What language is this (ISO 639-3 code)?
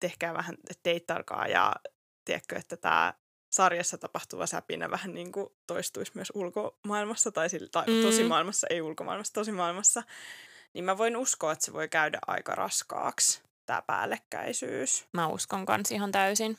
fin